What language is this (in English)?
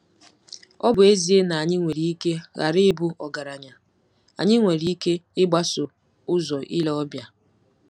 Igbo